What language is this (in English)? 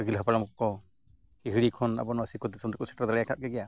Santali